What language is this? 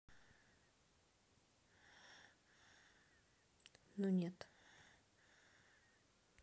Russian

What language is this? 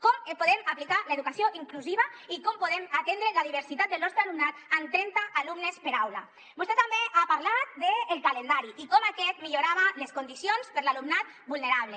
Catalan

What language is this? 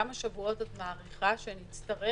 Hebrew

